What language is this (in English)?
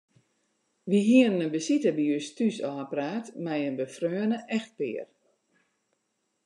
Western Frisian